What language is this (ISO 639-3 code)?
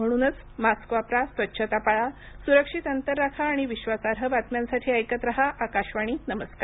mar